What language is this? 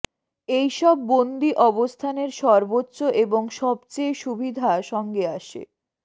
Bangla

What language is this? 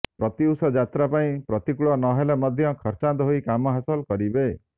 Odia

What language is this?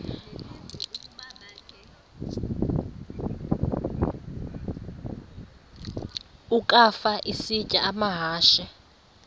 Xhosa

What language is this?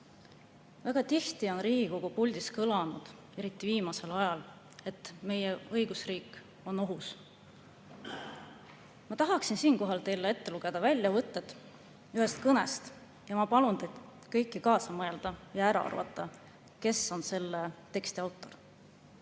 Estonian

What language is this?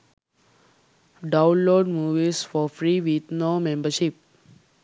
Sinhala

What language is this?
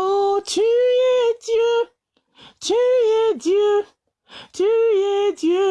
French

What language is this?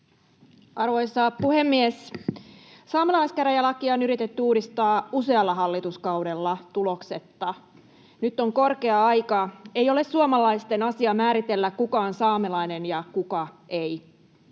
Finnish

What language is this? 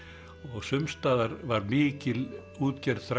Icelandic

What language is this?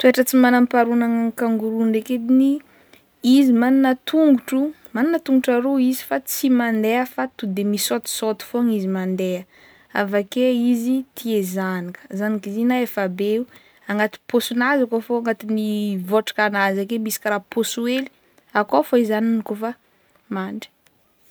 Northern Betsimisaraka Malagasy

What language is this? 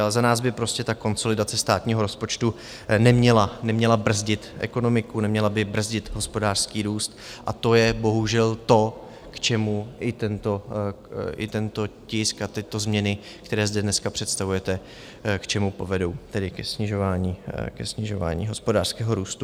Czech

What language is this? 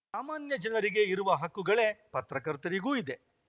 Kannada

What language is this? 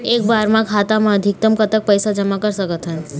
Chhattisgarhi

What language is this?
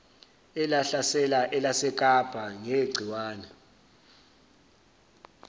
Zulu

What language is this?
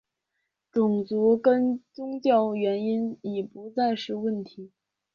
Chinese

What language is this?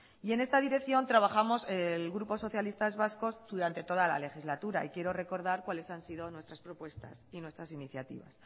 Spanish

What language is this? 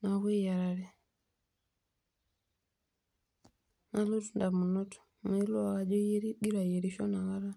Masai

